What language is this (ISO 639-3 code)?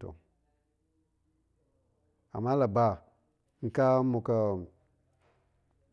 ank